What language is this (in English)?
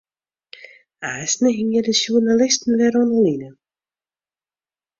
Western Frisian